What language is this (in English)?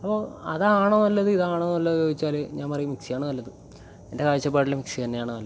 Malayalam